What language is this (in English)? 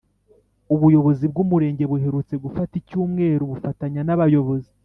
Kinyarwanda